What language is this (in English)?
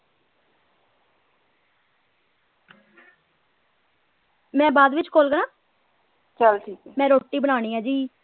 Punjabi